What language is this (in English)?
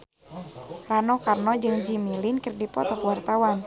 Sundanese